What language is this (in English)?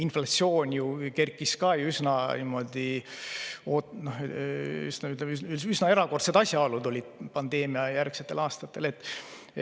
Estonian